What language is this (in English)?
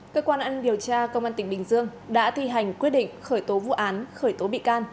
Vietnamese